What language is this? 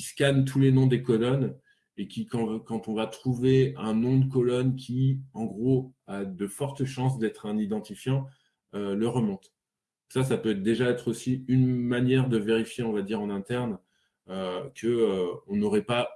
French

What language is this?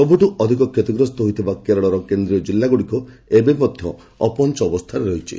Odia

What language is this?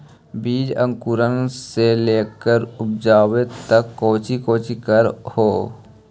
Magahi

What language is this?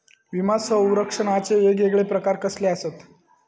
Marathi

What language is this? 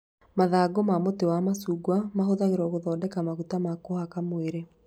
Kikuyu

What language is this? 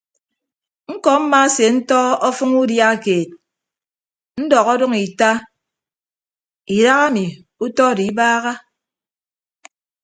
Ibibio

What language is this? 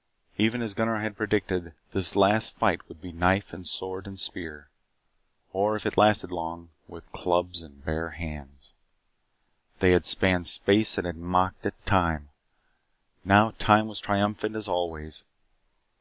English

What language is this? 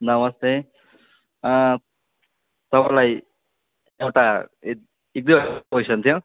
Nepali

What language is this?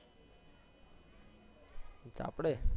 Gujarati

